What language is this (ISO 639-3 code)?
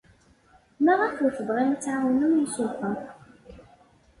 kab